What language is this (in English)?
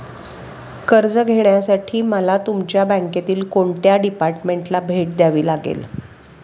Marathi